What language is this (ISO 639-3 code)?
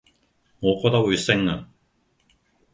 yue